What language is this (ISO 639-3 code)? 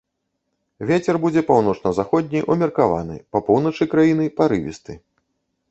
bel